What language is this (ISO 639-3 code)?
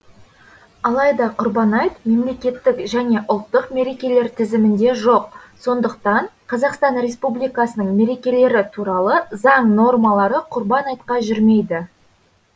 kaz